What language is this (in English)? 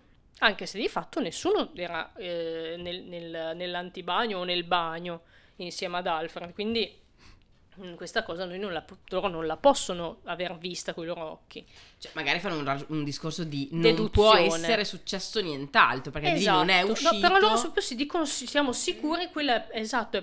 Italian